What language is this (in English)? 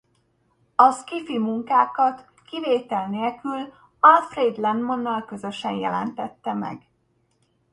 Hungarian